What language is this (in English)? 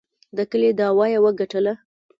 Pashto